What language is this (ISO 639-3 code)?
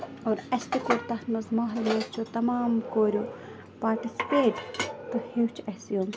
kas